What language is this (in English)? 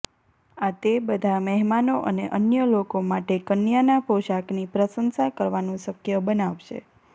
Gujarati